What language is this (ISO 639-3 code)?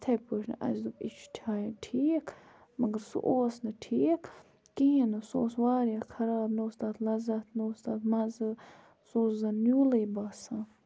kas